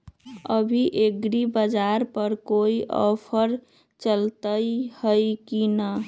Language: Magahi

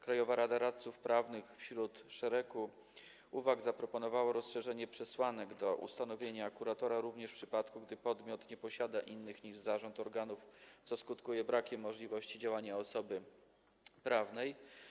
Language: Polish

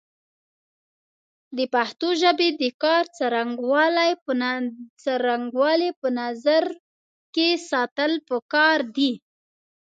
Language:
Pashto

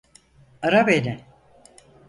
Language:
Turkish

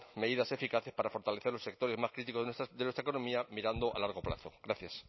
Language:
Spanish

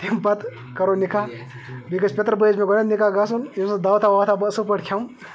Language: Kashmiri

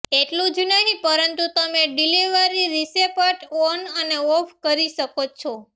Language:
Gujarati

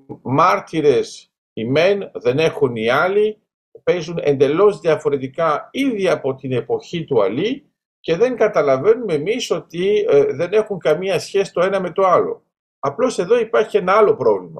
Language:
Greek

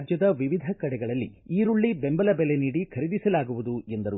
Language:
Kannada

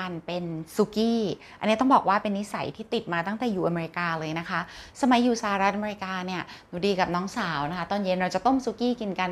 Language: Thai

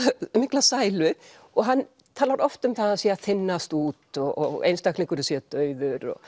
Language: Icelandic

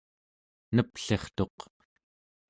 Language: Central Yupik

